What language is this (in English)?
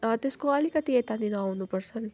Nepali